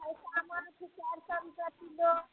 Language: Maithili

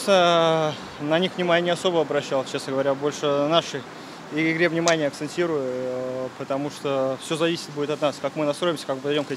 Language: Russian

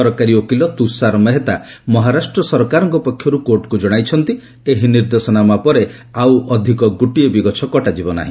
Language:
Odia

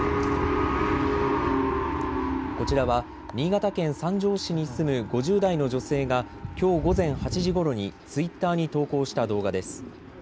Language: Japanese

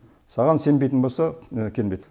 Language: Kazakh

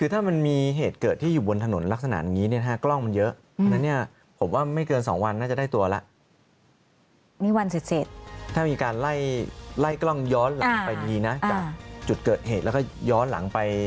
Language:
Thai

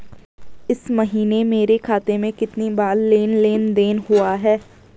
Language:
Hindi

